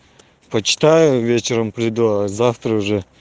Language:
Russian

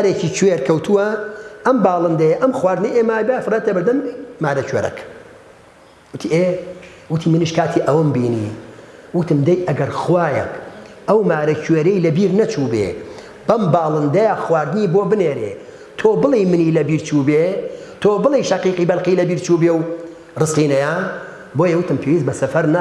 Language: Arabic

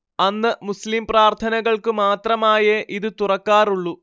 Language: Malayalam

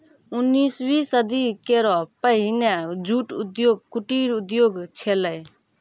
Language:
Maithili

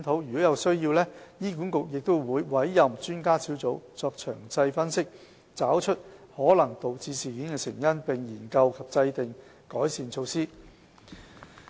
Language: Cantonese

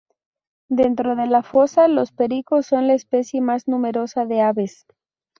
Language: Spanish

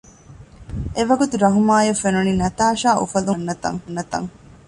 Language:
Divehi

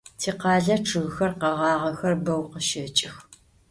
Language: Adyghe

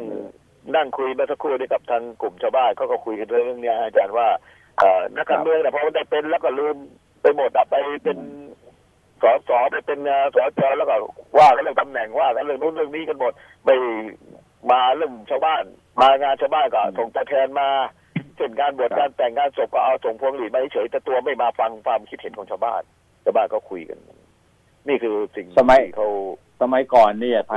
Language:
Thai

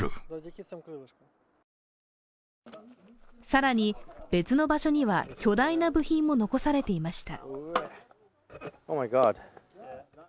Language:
Japanese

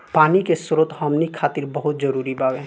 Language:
Bhojpuri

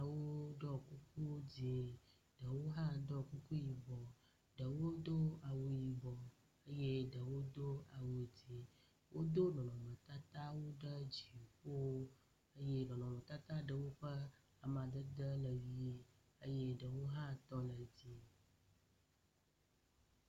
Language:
Ewe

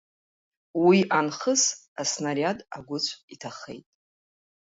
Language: Abkhazian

